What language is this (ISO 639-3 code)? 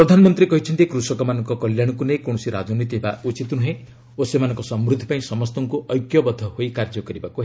ori